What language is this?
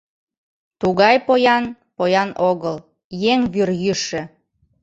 Mari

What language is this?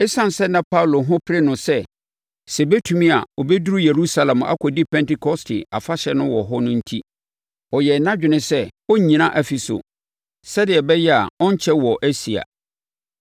Akan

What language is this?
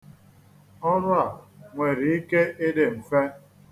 Igbo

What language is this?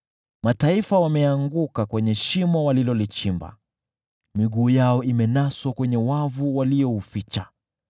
Swahili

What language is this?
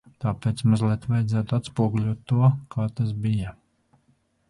Latvian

